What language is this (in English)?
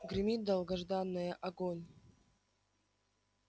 Russian